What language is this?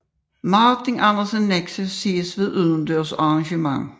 Danish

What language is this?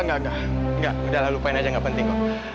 Indonesian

